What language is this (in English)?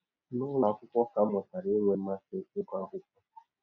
Igbo